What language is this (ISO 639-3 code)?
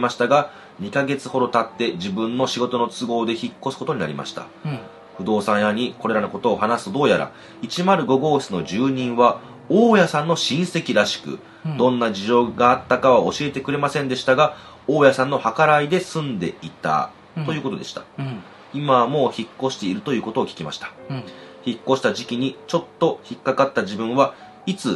jpn